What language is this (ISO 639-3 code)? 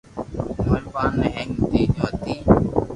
lrk